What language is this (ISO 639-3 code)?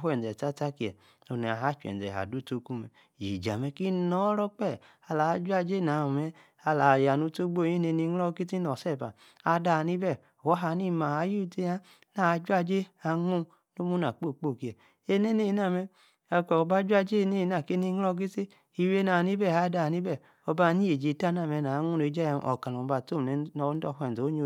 ekr